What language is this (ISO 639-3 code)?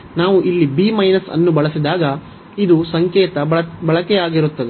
kan